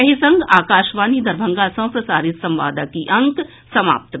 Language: Maithili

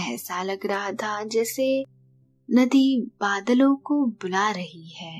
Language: Hindi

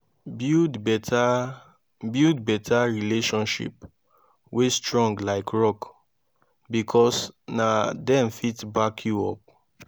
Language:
Nigerian Pidgin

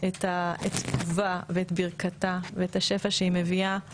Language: Hebrew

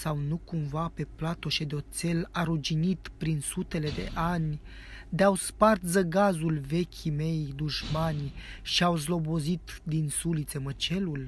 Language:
Romanian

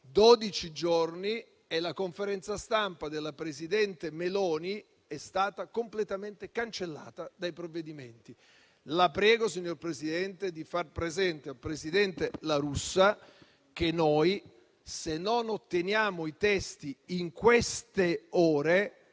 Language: Italian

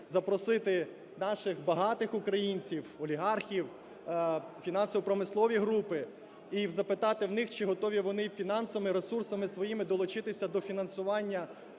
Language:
Ukrainian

